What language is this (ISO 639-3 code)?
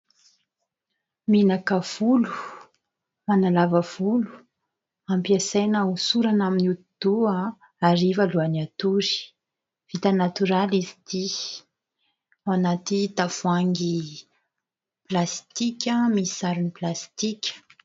mlg